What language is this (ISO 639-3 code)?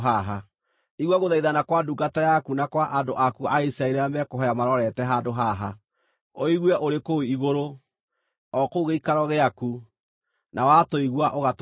kik